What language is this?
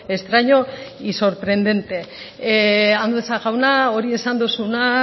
Basque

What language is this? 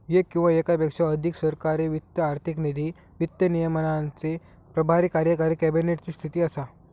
Marathi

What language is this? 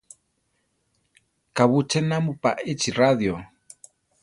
Central Tarahumara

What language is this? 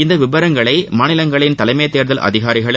Tamil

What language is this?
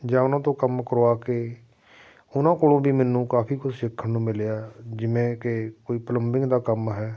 Punjabi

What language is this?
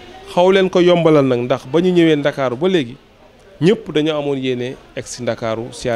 Arabic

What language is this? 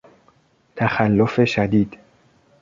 Persian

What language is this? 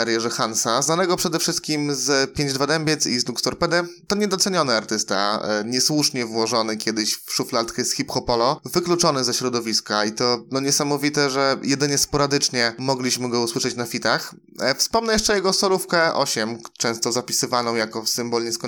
Polish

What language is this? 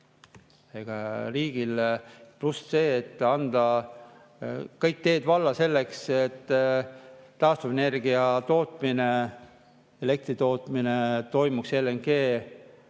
Estonian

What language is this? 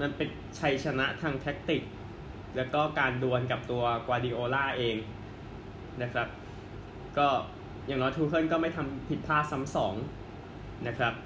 Thai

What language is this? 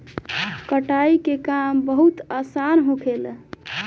Bhojpuri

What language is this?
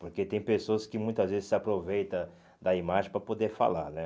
Portuguese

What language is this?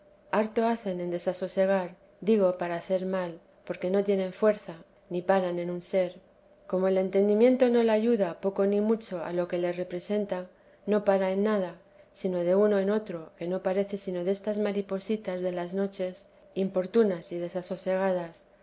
Spanish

